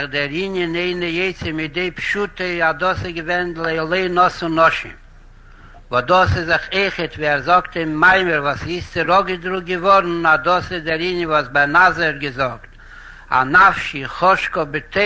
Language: Hebrew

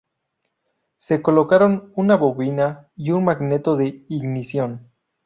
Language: Spanish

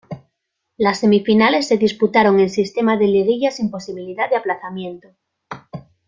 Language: Spanish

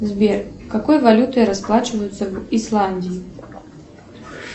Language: Russian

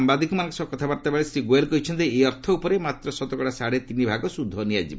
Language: Odia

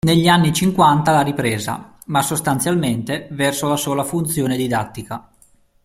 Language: Italian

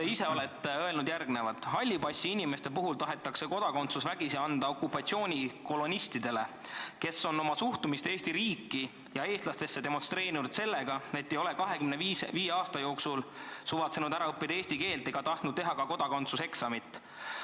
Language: Estonian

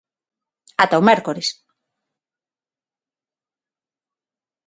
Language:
Galician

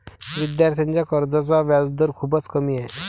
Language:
Marathi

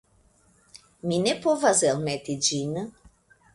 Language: Esperanto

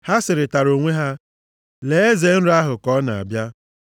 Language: Igbo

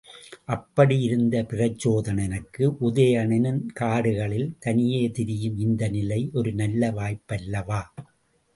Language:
Tamil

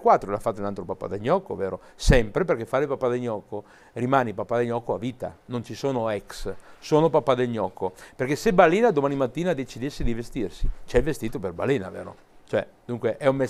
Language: Italian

